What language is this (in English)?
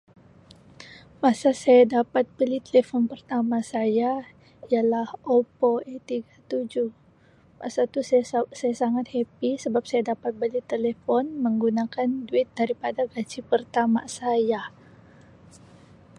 Sabah Malay